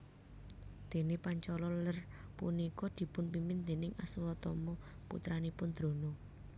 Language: Javanese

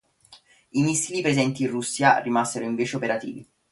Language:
Italian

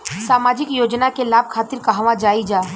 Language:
Bhojpuri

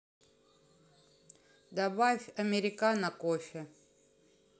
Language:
Russian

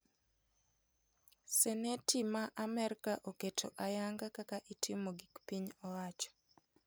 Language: Luo (Kenya and Tanzania)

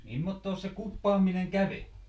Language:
Finnish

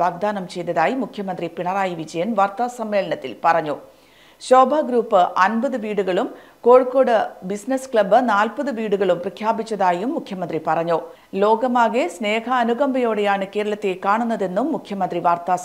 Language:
Malayalam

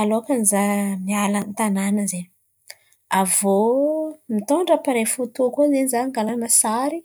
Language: Antankarana Malagasy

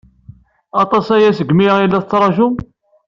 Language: Kabyle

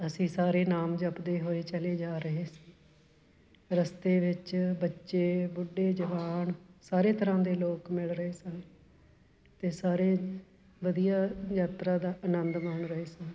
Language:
Punjabi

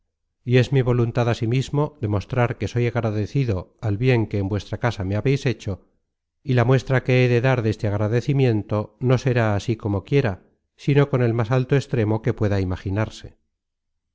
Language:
Spanish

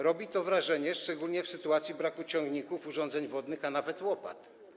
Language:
Polish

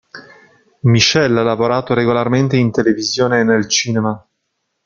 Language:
Italian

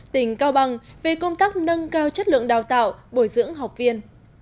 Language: Vietnamese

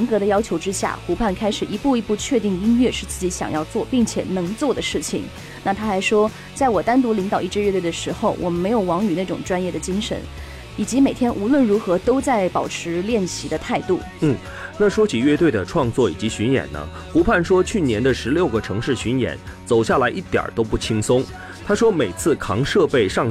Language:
Chinese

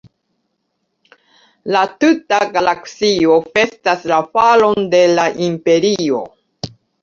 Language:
Esperanto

